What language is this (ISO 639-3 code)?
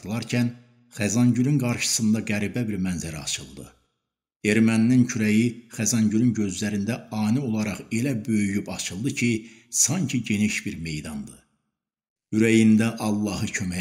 tur